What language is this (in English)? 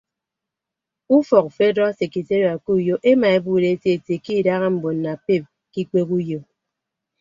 Ibibio